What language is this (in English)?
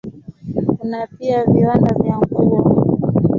Swahili